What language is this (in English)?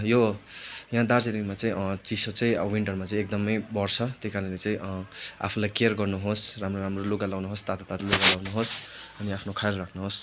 Nepali